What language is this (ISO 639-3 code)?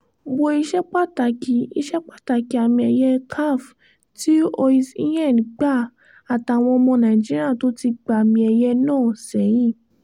yor